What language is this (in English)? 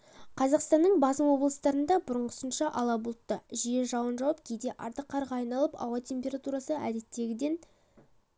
Kazakh